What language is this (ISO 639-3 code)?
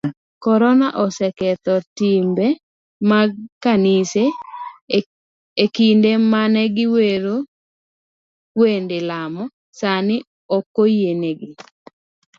luo